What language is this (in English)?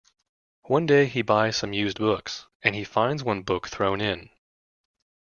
English